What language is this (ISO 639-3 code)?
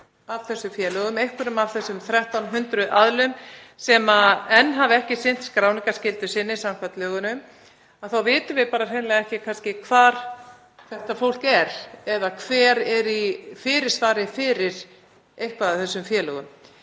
isl